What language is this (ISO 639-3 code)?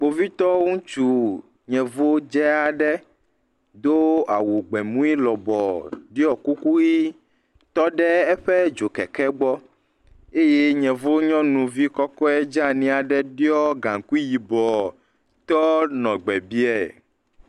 ewe